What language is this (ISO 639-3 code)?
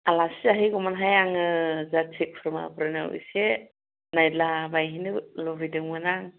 brx